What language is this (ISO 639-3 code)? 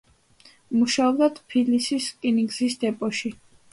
kat